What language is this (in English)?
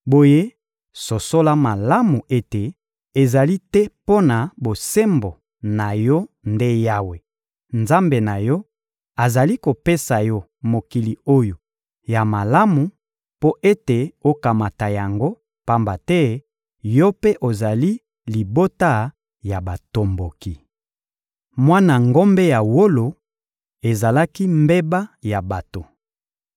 Lingala